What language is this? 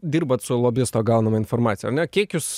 Lithuanian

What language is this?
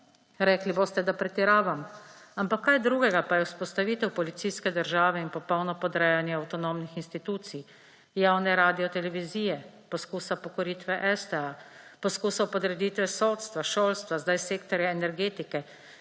Slovenian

